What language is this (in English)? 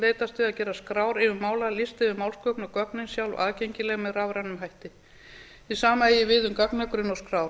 Icelandic